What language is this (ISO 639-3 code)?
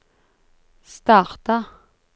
nor